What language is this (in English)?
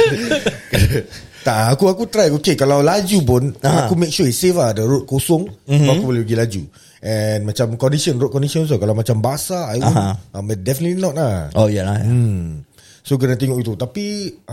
Malay